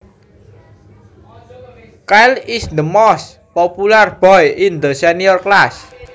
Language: Javanese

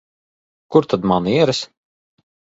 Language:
Latvian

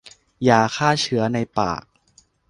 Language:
Thai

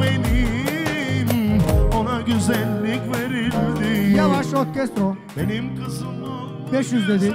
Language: Turkish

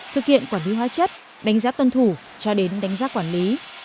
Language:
Vietnamese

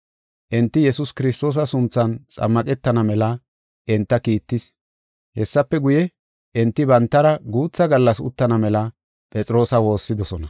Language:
Gofa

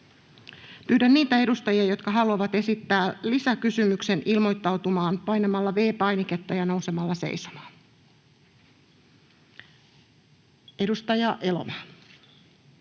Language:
Finnish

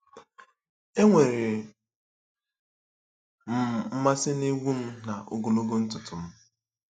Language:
Igbo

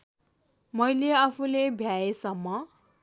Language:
Nepali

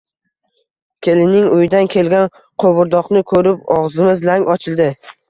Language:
Uzbek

